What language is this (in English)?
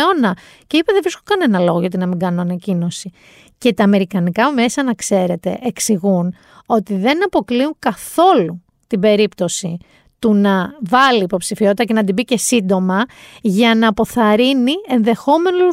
Greek